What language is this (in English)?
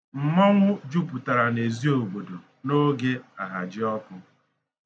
Igbo